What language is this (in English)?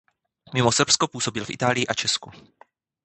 Czech